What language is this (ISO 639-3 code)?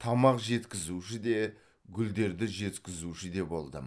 kaz